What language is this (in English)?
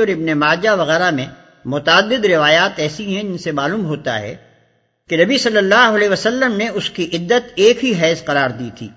Urdu